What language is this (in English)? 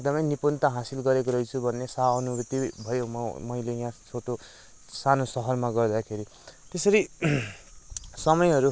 Nepali